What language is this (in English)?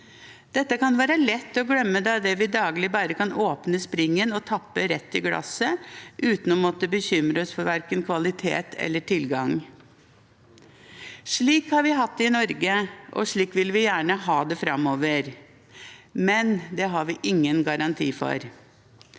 Norwegian